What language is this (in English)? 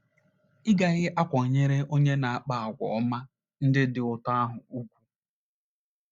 Igbo